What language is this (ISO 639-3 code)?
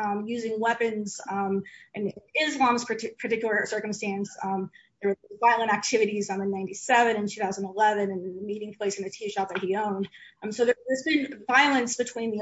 eng